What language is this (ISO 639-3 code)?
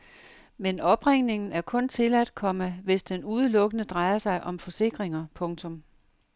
dan